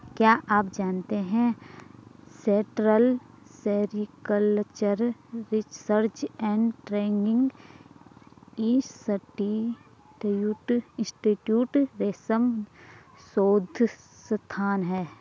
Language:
Hindi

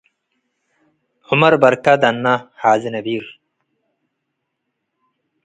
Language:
Tigre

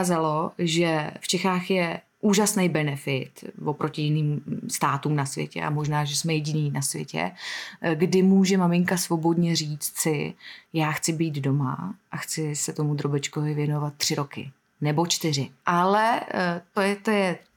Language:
Czech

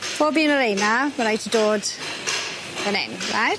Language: Welsh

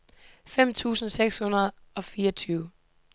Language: Danish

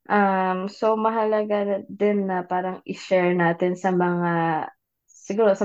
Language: Filipino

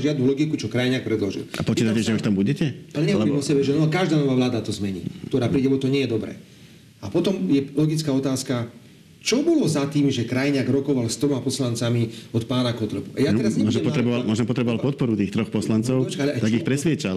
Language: Slovak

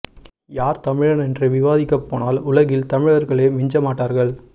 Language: Tamil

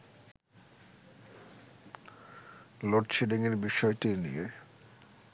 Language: Bangla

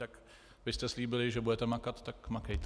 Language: Czech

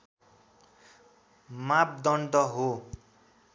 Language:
Nepali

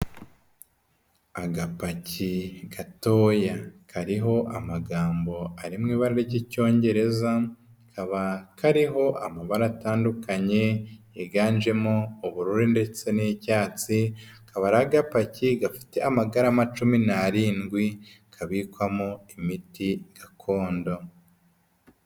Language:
Kinyarwanda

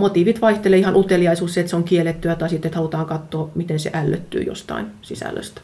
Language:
Finnish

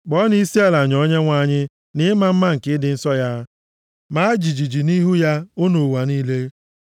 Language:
Igbo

